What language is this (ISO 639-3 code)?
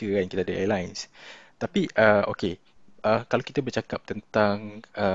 msa